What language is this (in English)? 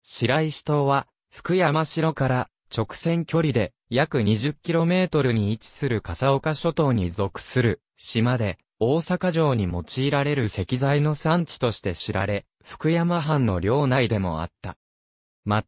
Japanese